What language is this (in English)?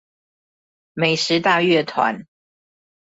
Chinese